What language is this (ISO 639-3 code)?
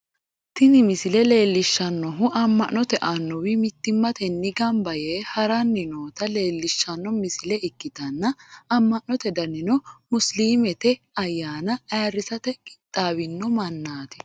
sid